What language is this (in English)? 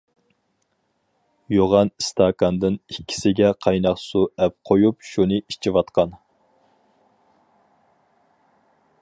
Uyghur